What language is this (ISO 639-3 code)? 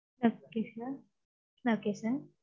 tam